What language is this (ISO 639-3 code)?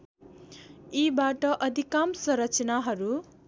nep